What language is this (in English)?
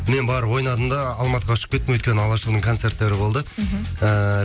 Kazakh